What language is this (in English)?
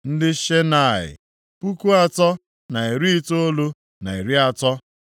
Igbo